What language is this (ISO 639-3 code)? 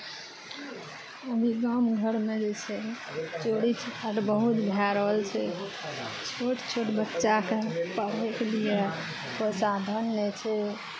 mai